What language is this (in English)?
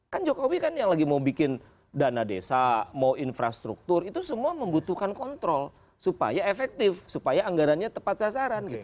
Indonesian